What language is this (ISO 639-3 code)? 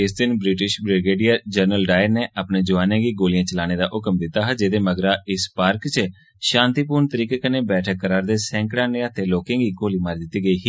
doi